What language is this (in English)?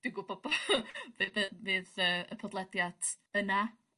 Welsh